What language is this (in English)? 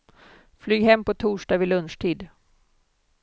Swedish